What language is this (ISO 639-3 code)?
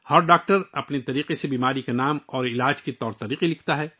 urd